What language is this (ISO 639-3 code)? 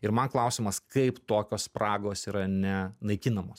lit